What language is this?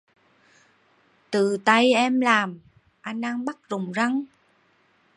Vietnamese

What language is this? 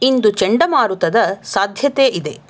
Kannada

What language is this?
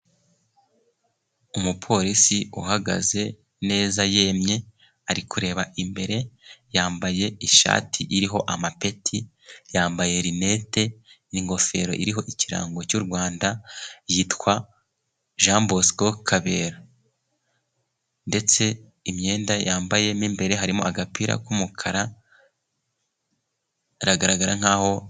Kinyarwanda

